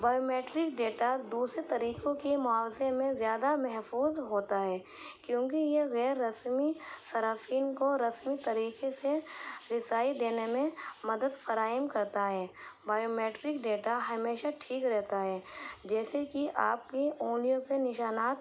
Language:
Urdu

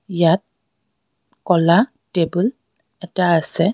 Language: Assamese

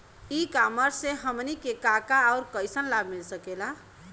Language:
Bhojpuri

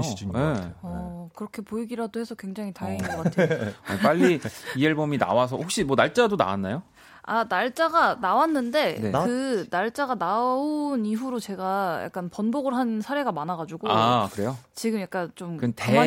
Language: Korean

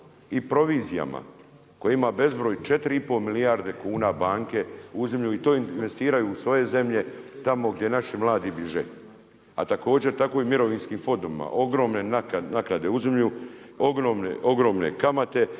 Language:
Croatian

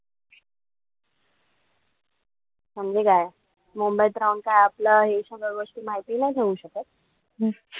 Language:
Marathi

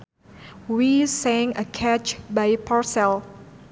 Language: Sundanese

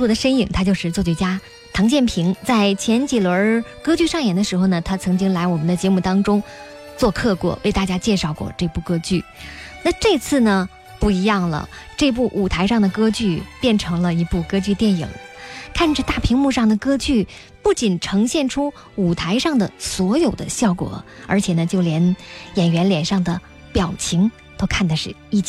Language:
Chinese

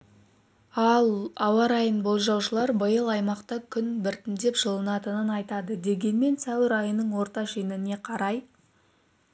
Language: Kazakh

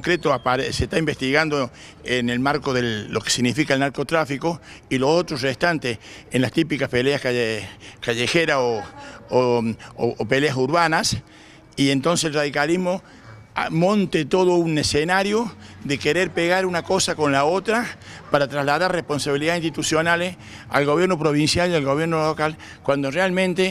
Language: Spanish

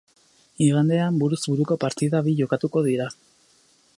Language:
Basque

